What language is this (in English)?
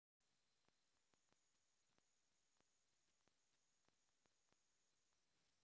Russian